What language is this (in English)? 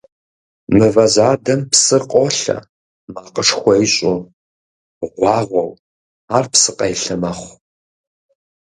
Kabardian